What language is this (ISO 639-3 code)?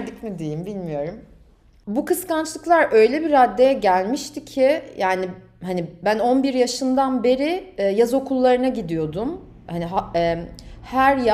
tur